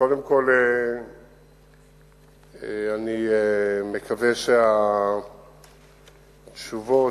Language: Hebrew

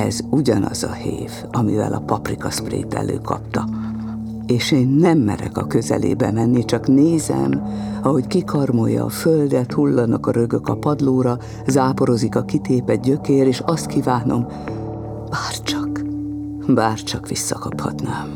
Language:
Hungarian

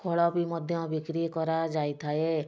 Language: Odia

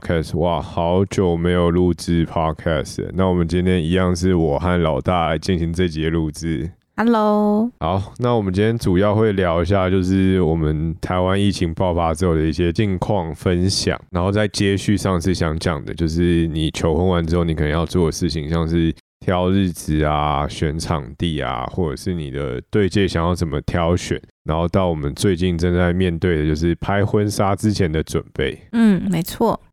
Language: Chinese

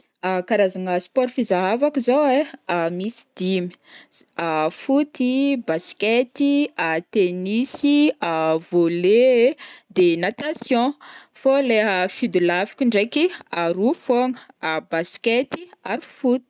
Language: Northern Betsimisaraka Malagasy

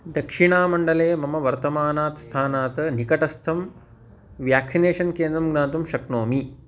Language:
Sanskrit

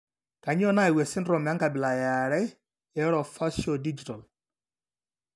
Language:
Masai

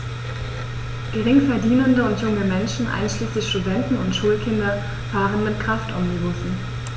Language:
German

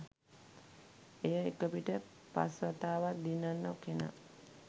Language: Sinhala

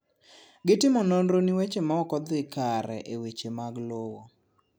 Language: Luo (Kenya and Tanzania)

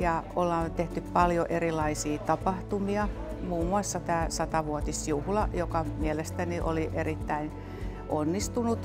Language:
Finnish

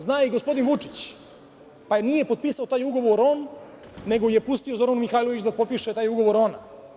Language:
Serbian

